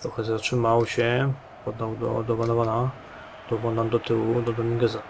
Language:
Polish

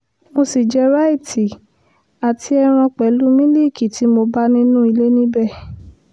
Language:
Yoruba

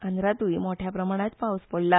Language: Konkani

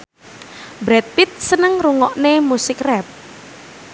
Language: Javanese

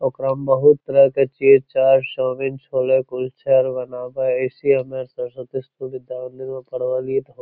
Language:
Magahi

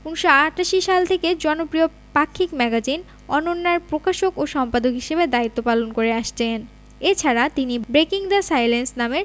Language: Bangla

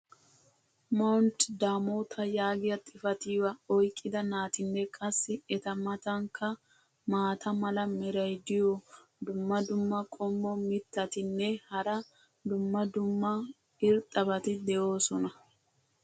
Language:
Wolaytta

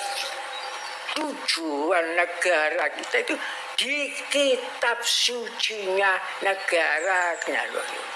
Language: Indonesian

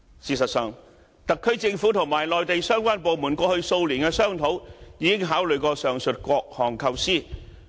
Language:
Cantonese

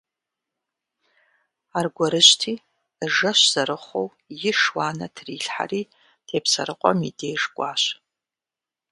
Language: Kabardian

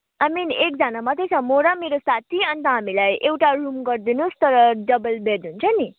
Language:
Nepali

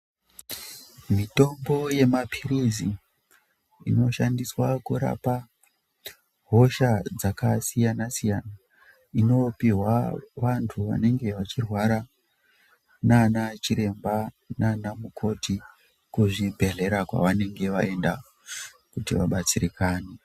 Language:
Ndau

